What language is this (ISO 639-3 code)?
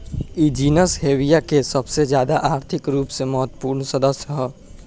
bho